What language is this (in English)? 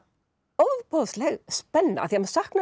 Icelandic